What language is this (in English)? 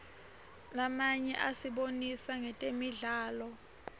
Swati